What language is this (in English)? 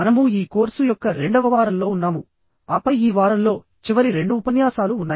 Telugu